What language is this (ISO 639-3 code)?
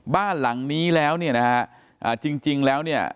tha